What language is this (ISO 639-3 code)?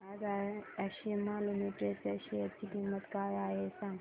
mar